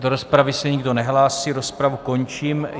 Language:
Czech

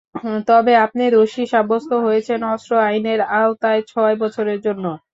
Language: Bangla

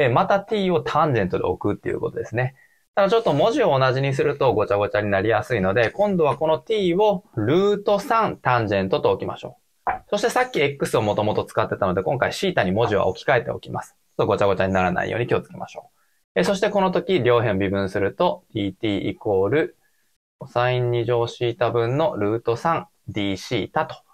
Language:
Japanese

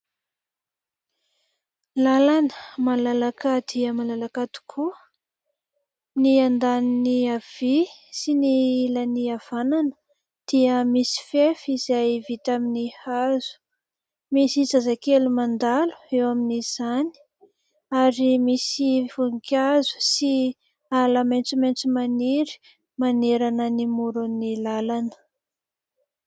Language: Malagasy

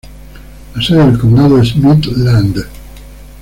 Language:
Spanish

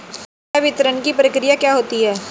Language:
Hindi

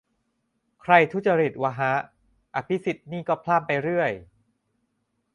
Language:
Thai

